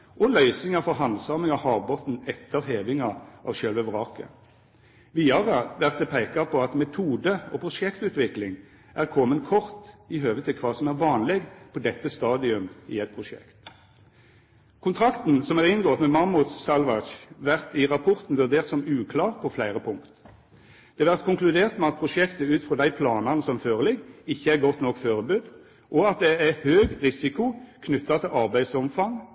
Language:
Norwegian Nynorsk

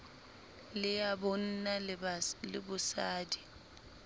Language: Southern Sotho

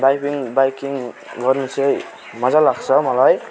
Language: Nepali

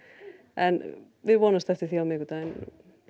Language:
Icelandic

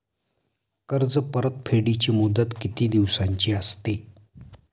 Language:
Marathi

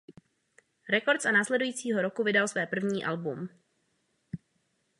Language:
Czech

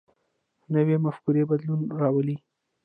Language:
Pashto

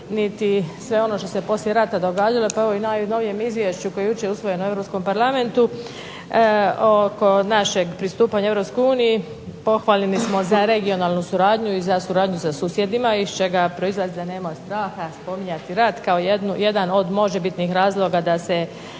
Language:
Croatian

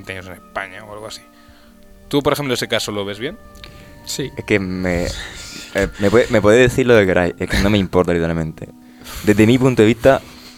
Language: Spanish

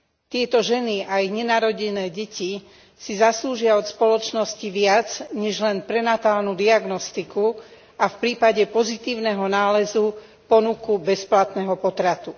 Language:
Slovak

